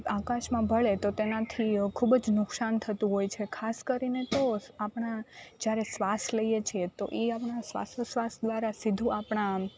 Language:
Gujarati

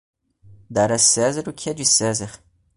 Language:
Portuguese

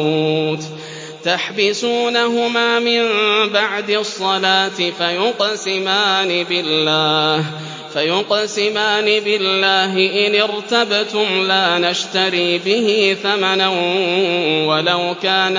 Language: Arabic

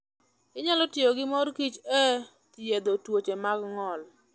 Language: Luo (Kenya and Tanzania)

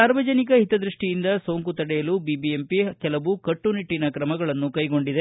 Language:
Kannada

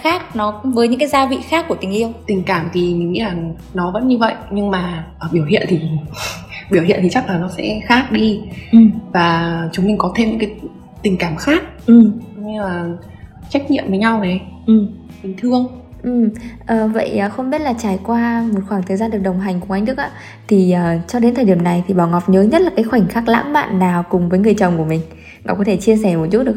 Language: Vietnamese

